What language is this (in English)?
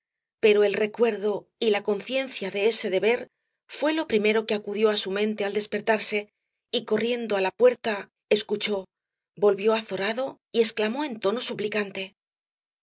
Spanish